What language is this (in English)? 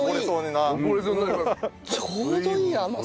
Japanese